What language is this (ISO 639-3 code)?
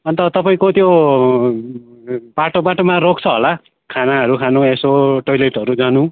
nep